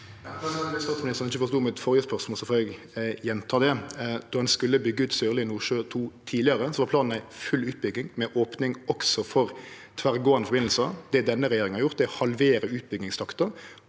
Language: Norwegian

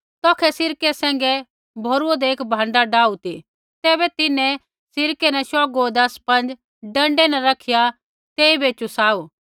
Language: Kullu Pahari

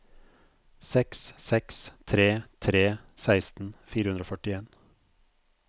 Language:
Norwegian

